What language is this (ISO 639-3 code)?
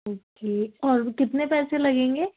urd